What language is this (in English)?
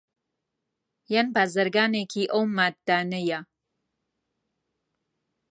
Central Kurdish